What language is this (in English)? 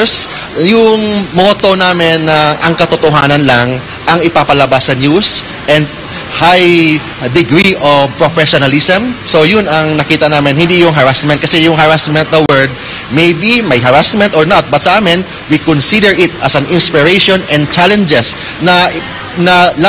Filipino